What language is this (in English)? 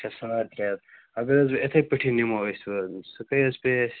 Kashmiri